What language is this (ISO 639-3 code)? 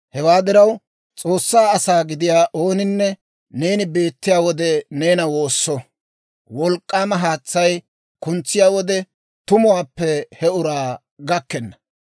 dwr